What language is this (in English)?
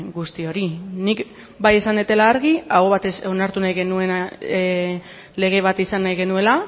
Basque